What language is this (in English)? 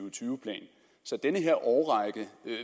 Danish